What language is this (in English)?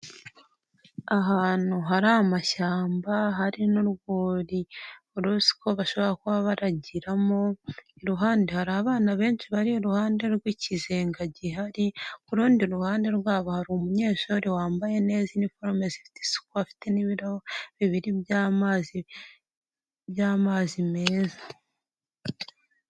Kinyarwanda